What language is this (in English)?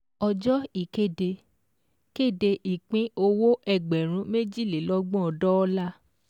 Yoruba